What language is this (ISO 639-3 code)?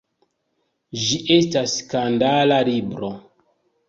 epo